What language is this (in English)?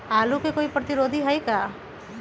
Magahi